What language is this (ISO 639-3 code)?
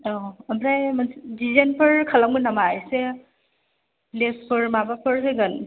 brx